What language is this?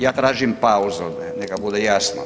Croatian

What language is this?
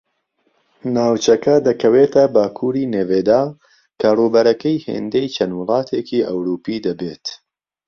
Central Kurdish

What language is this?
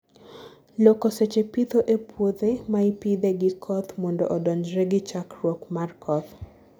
Luo (Kenya and Tanzania)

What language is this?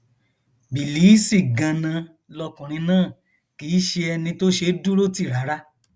Yoruba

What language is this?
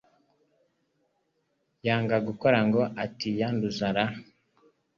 Kinyarwanda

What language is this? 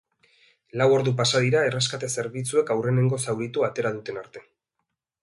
Basque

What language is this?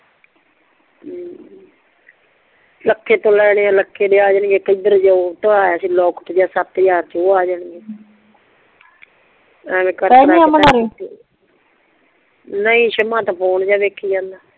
Punjabi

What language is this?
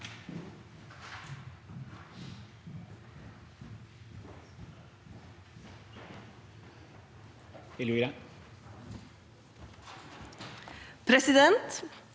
Norwegian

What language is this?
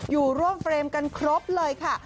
Thai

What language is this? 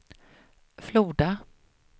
Swedish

